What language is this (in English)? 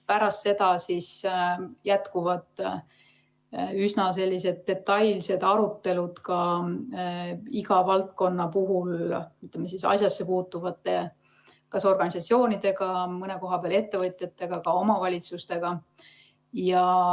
Estonian